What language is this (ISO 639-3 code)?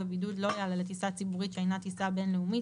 heb